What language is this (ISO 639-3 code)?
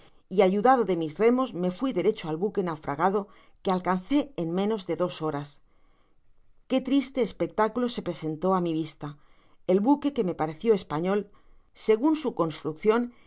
spa